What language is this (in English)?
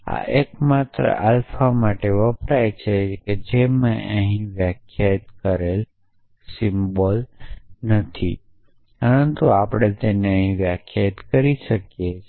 Gujarati